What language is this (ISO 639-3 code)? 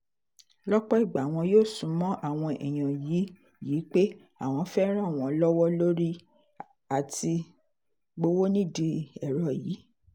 yor